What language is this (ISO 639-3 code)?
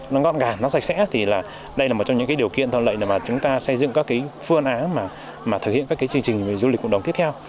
vie